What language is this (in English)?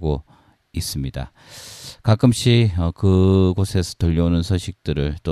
Korean